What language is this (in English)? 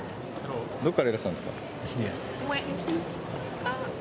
Japanese